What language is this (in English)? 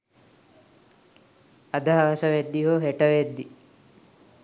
Sinhala